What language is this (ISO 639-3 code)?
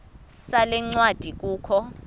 xho